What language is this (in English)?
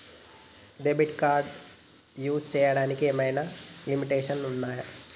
Telugu